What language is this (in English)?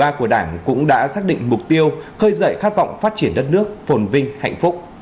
Vietnamese